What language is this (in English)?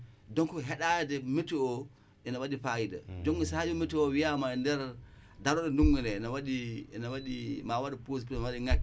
Wolof